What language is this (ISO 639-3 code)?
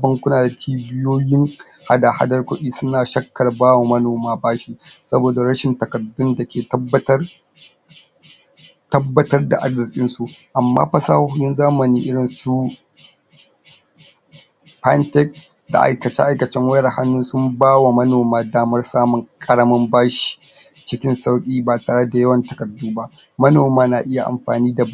hau